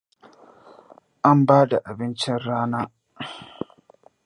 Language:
Hausa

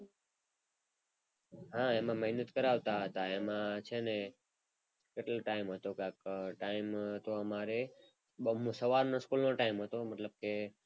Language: Gujarati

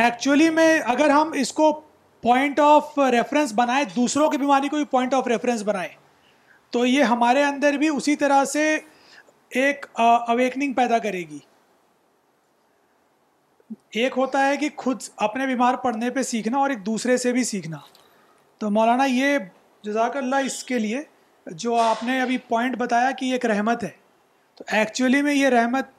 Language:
Urdu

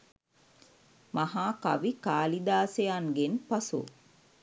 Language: Sinhala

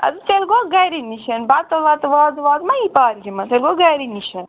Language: Kashmiri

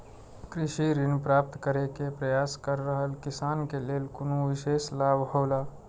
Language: Maithili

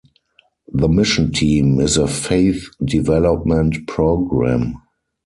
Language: English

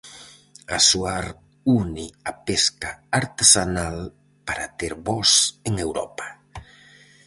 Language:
Galician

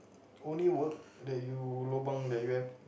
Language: English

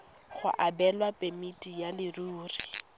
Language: Tswana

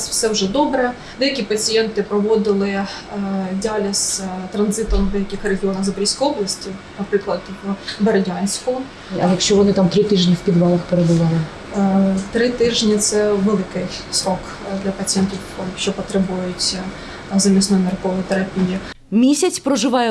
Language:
Ukrainian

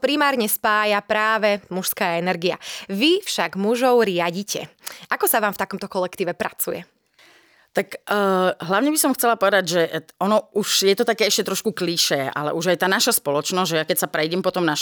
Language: Slovak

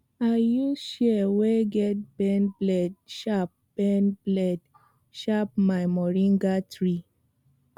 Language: Nigerian Pidgin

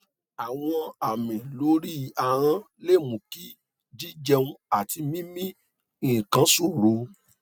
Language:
Yoruba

